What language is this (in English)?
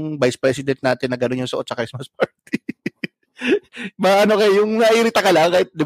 Filipino